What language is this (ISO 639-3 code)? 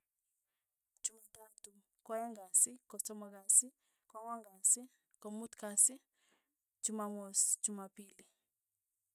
tuy